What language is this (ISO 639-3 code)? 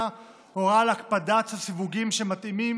heb